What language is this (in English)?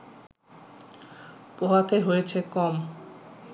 Bangla